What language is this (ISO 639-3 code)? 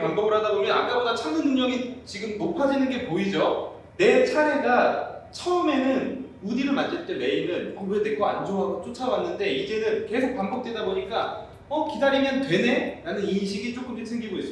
kor